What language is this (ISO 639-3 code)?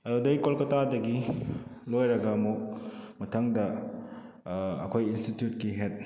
mni